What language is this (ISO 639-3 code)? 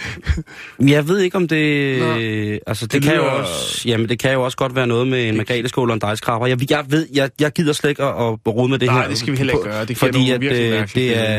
dan